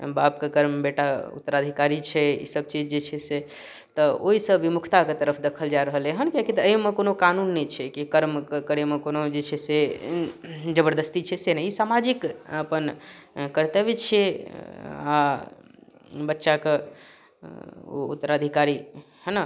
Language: Maithili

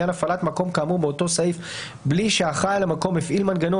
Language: Hebrew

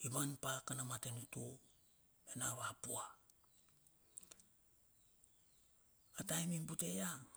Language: Bilur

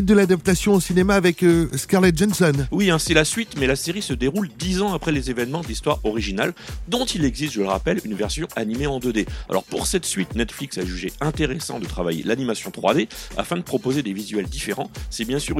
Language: French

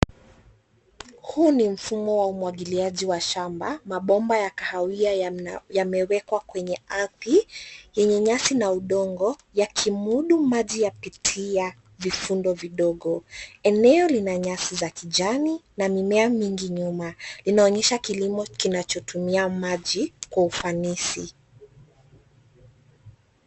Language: Swahili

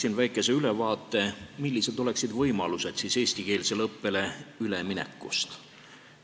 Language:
Estonian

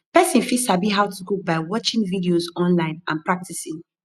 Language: Nigerian Pidgin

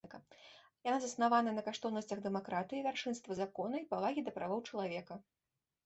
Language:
Belarusian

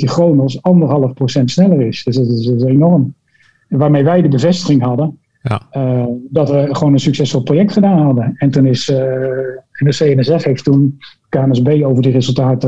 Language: Dutch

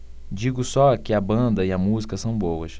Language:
Portuguese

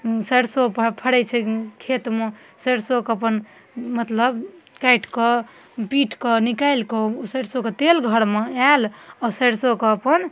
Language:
Maithili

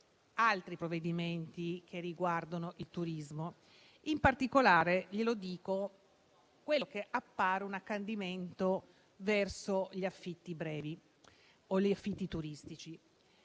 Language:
Italian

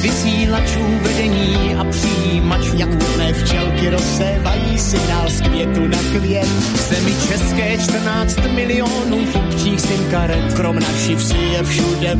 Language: Slovak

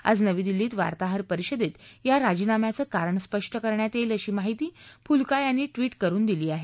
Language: Marathi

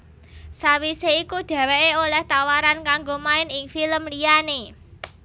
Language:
Javanese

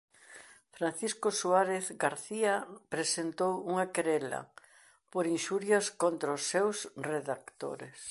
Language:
Galician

